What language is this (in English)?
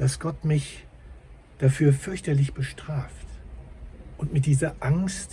German